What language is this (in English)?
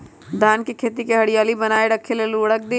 Magahi